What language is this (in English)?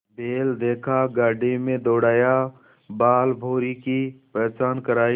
Hindi